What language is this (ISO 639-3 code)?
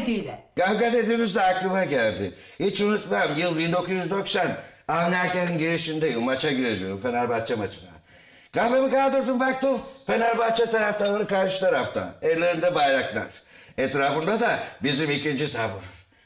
tur